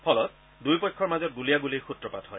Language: Assamese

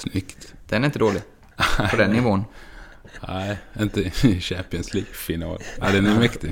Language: Swedish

